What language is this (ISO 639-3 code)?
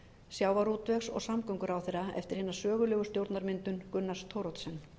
isl